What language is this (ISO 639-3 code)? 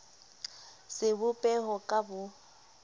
sot